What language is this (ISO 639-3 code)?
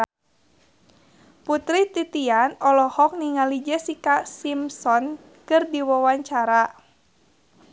sun